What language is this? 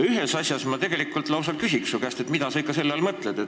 Estonian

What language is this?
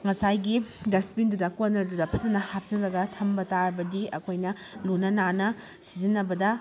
Manipuri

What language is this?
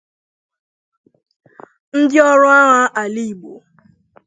Igbo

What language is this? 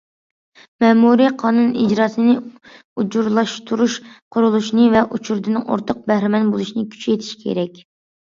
Uyghur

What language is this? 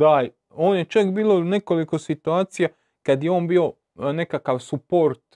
Croatian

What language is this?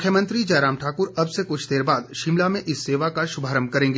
Hindi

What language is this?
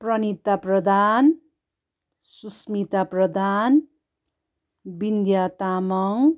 Nepali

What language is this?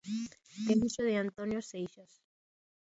Galician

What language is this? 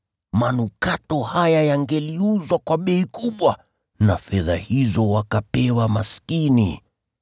Swahili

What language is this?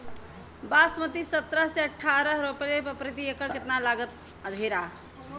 Bhojpuri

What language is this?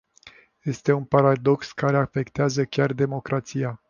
Romanian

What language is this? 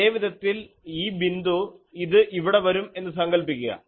Malayalam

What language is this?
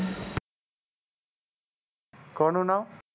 Gujarati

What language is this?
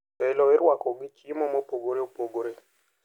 Luo (Kenya and Tanzania)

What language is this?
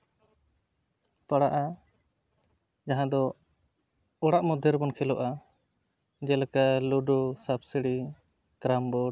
Santali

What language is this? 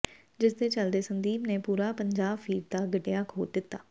Punjabi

